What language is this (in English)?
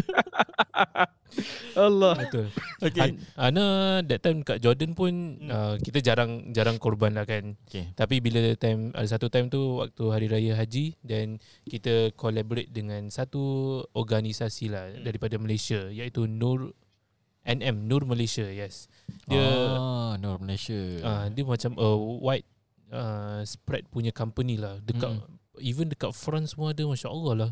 Malay